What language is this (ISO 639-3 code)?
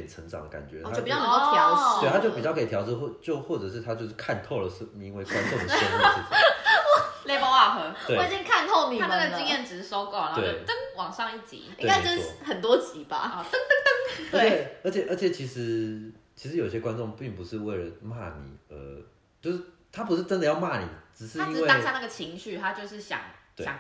zho